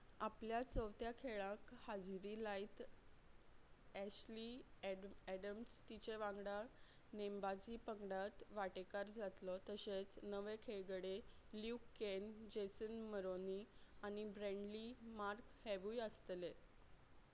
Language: Konkani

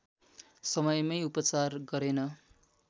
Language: Nepali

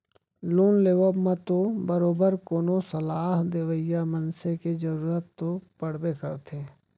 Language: Chhattisgarhi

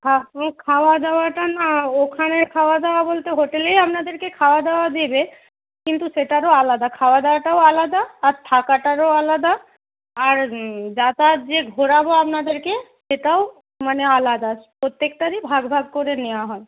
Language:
Bangla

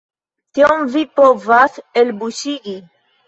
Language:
Esperanto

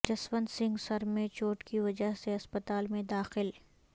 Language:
Urdu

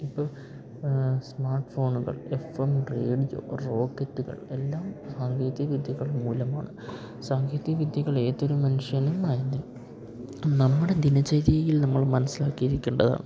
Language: Malayalam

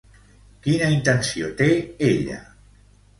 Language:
Catalan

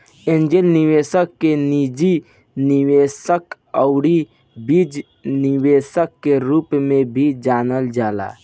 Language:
Bhojpuri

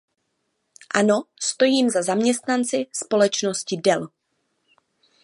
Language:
Czech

